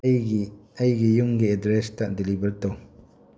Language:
Manipuri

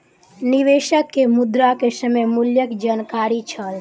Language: Maithili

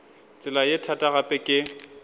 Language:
Northern Sotho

